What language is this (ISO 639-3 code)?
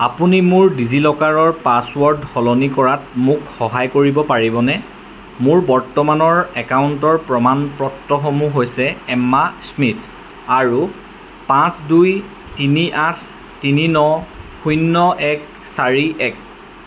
asm